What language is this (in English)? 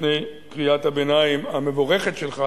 Hebrew